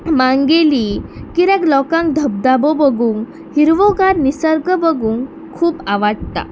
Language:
Konkani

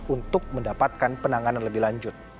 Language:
Indonesian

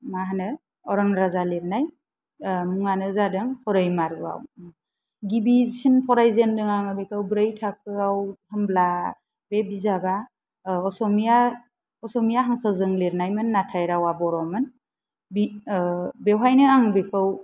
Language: Bodo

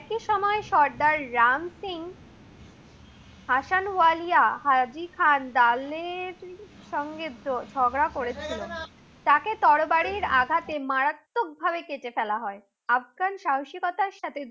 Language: Bangla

